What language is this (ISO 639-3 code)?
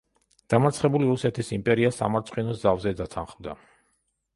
kat